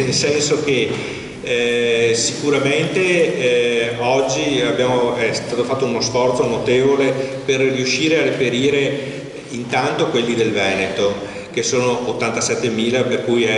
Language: Italian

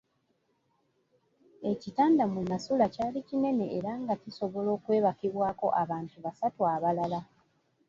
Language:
Ganda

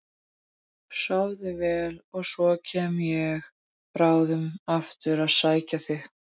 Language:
Icelandic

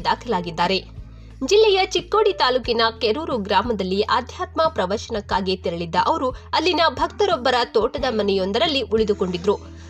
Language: Kannada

